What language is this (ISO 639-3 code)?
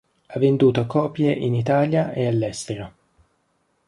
ita